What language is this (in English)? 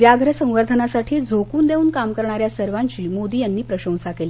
Marathi